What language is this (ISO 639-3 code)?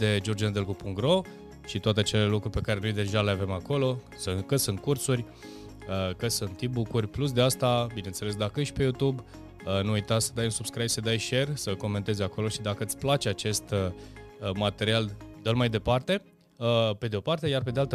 ron